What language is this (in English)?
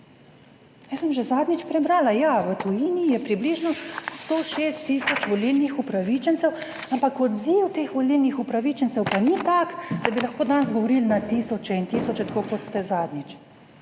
Slovenian